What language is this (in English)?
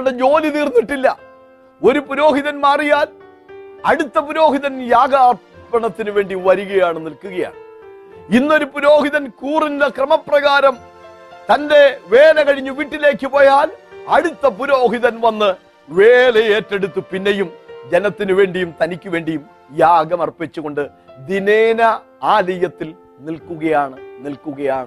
Malayalam